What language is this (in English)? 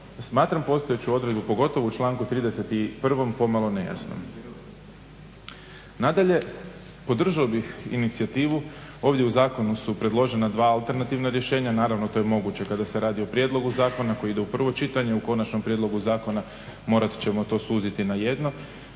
Croatian